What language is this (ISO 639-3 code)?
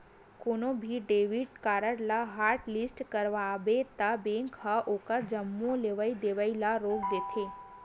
hne